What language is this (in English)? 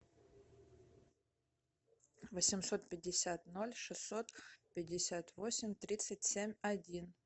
Russian